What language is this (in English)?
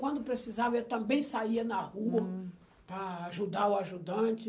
Portuguese